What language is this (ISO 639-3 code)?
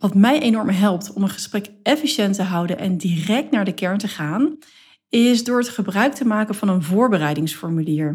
nld